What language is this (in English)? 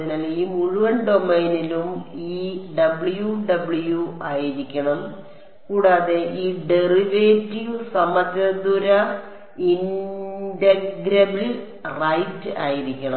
Malayalam